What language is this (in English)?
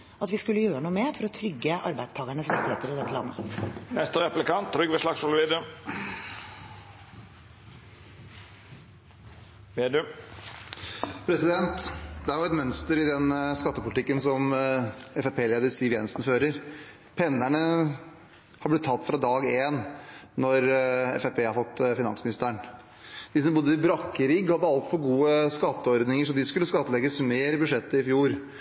Norwegian Bokmål